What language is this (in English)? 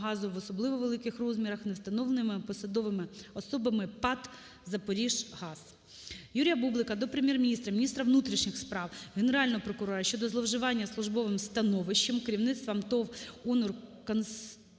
Ukrainian